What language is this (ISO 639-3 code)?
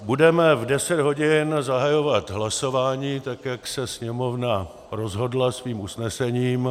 ces